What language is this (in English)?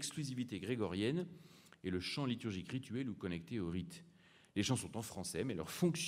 French